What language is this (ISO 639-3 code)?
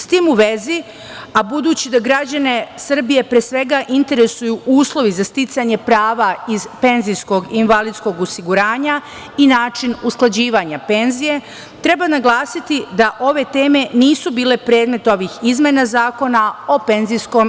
srp